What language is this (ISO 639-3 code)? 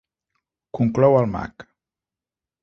cat